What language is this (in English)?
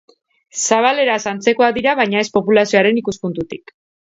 Basque